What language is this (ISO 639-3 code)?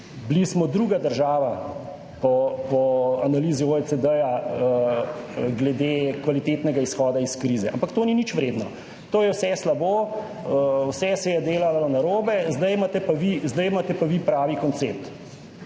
slv